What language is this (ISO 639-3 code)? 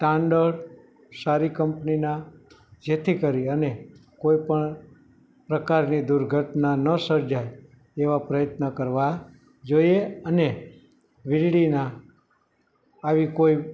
guj